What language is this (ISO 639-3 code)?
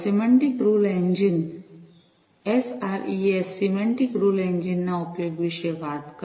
guj